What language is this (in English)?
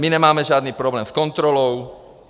Czech